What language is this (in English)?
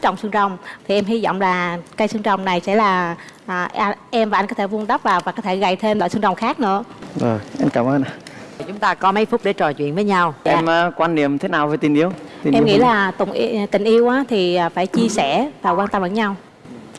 Vietnamese